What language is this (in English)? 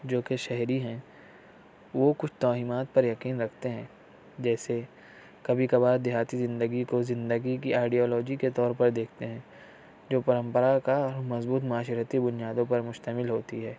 Urdu